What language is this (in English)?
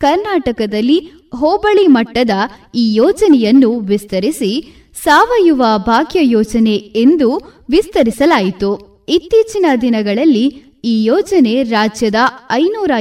Kannada